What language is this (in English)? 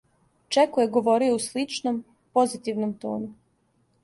Serbian